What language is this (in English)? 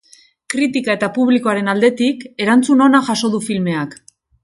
Basque